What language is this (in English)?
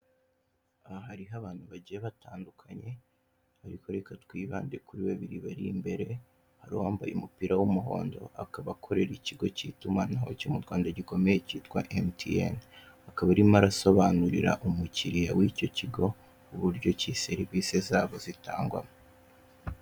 Kinyarwanda